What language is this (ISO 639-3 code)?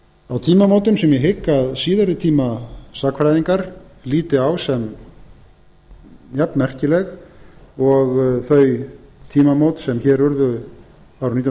isl